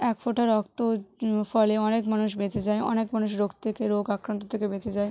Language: Bangla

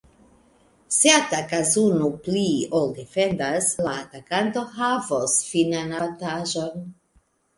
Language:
Esperanto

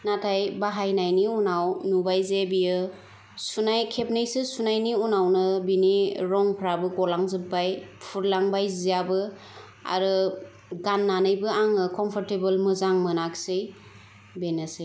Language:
Bodo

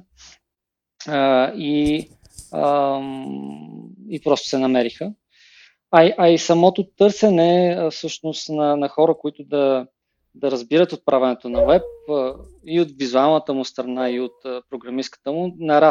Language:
Bulgarian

